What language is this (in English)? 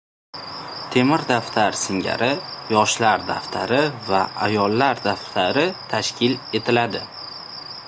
Uzbek